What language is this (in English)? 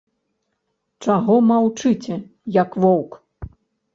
Belarusian